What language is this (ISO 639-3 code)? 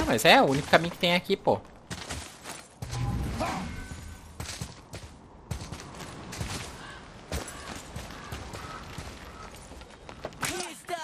por